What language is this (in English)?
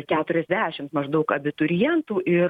Lithuanian